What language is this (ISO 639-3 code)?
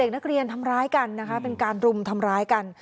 tha